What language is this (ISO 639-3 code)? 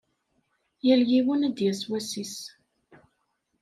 kab